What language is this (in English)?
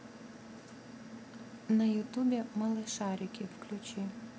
Russian